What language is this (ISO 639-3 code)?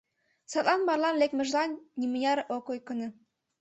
chm